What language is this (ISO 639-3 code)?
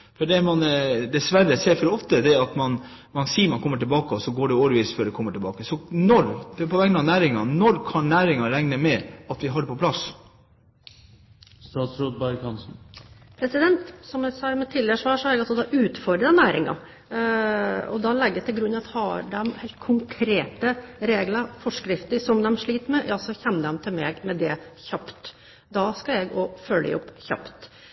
nob